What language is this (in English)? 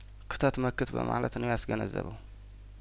Amharic